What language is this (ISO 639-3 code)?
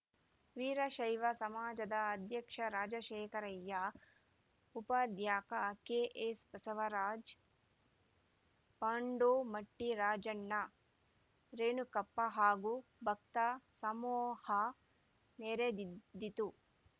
kan